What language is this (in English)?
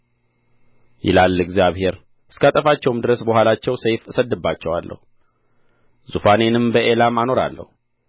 Amharic